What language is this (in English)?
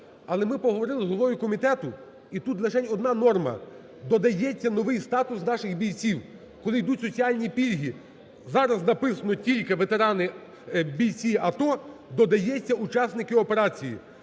Ukrainian